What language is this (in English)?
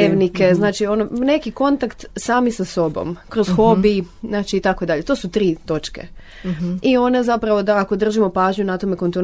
Croatian